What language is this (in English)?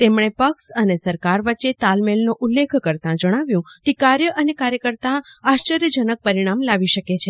Gujarati